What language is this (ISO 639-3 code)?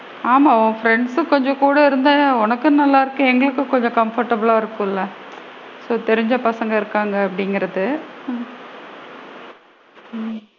tam